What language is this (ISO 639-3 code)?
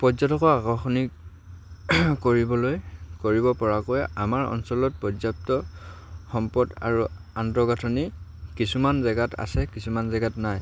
asm